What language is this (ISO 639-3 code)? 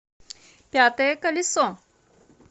rus